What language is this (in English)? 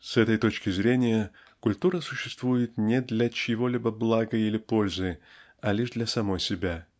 Russian